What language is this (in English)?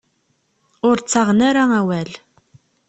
Kabyle